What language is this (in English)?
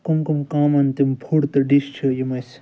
Kashmiri